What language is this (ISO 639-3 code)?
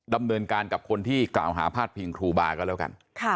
tha